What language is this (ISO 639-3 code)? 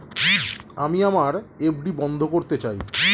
ben